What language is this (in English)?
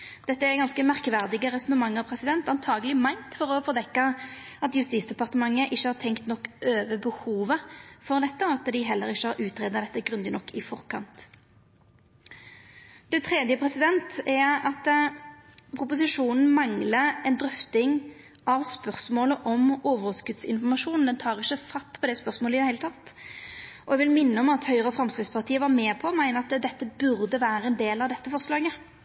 Norwegian Nynorsk